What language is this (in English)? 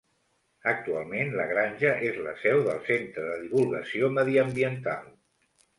Catalan